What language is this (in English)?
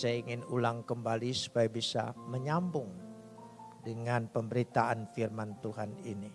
Indonesian